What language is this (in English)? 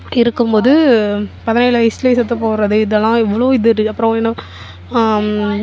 Tamil